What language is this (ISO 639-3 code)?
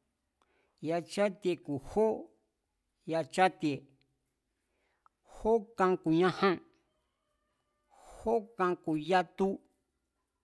vmz